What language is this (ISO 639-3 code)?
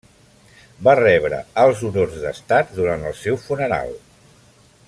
cat